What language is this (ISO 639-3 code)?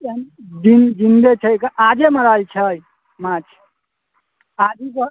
mai